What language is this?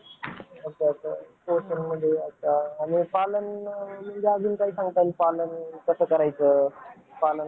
Marathi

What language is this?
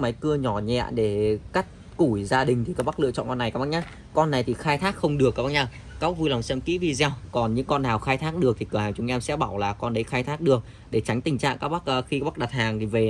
Vietnamese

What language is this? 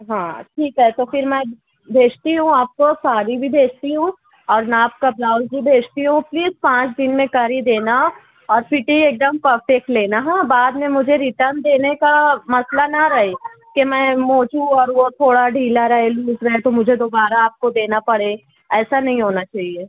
Urdu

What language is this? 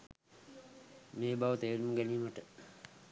Sinhala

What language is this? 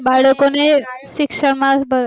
Gujarati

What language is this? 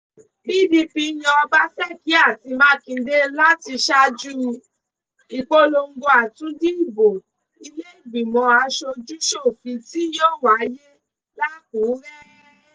Yoruba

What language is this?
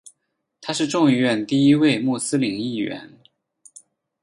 Chinese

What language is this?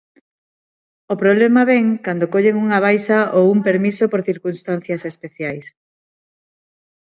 Galician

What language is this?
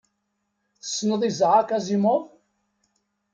Kabyle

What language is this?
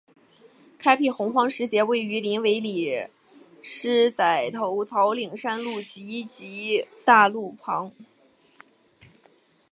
Chinese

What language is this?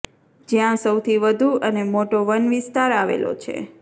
Gujarati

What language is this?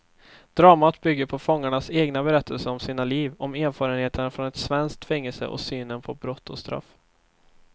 Swedish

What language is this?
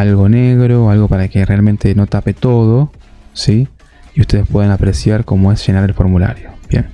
Spanish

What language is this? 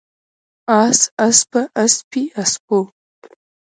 Pashto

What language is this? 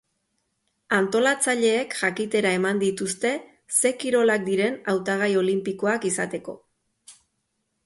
Basque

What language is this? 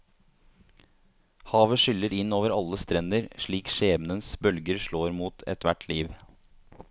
Norwegian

